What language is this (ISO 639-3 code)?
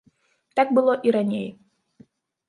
bel